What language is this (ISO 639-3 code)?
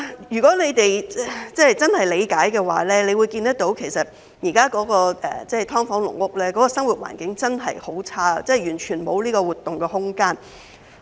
yue